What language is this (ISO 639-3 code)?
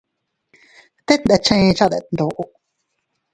cut